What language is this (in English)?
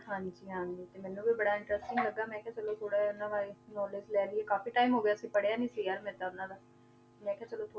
Punjabi